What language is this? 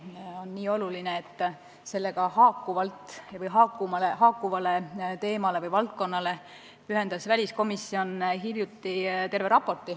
Estonian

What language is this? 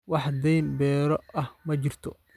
Somali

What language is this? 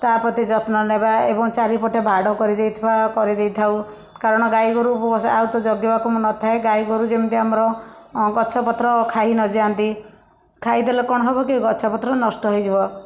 Odia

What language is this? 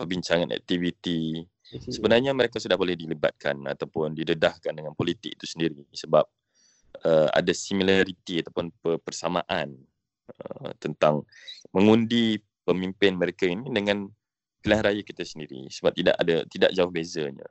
Malay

